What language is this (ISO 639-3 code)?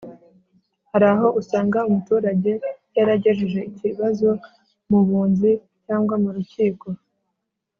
kin